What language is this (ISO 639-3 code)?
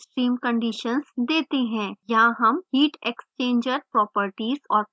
hin